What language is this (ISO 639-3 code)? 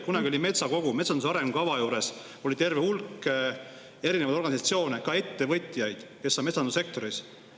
est